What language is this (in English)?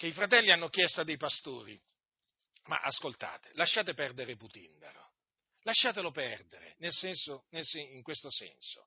Italian